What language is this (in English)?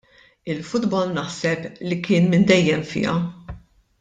Maltese